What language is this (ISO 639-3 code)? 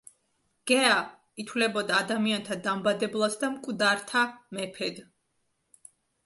kat